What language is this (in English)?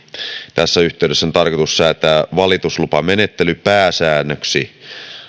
Finnish